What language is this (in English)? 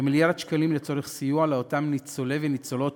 Hebrew